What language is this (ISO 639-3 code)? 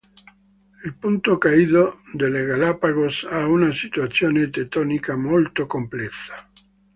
ita